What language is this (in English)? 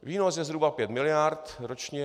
Czech